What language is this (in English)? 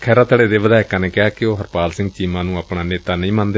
Punjabi